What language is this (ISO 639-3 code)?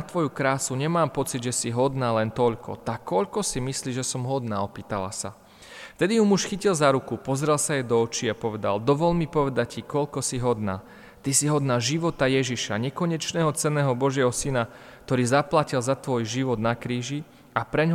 slk